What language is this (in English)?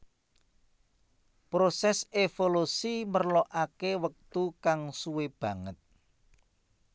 Javanese